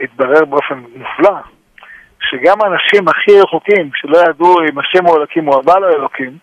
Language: Hebrew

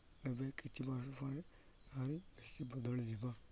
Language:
Odia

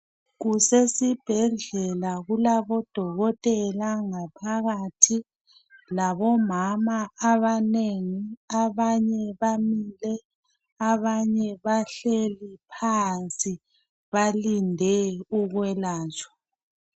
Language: North Ndebele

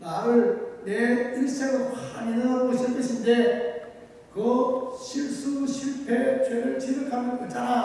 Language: Korean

